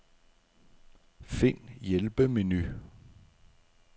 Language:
Danish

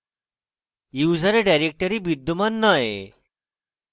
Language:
Bangla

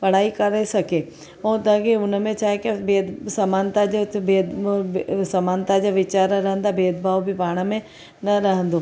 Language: Sindhi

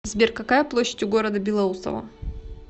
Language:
Russian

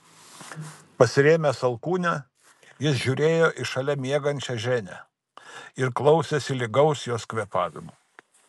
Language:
Lithuanian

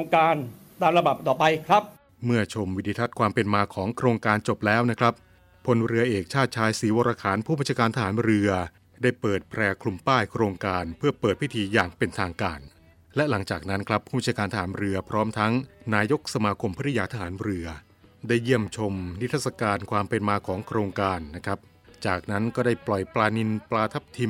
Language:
Thai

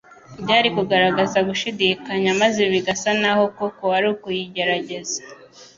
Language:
Kinyarwanda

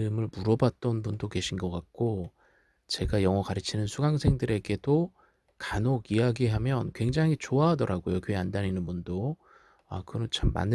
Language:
Korean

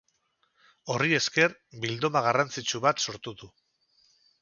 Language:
Basque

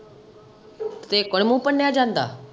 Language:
Punjabi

